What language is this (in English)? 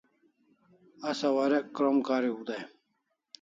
Kalasha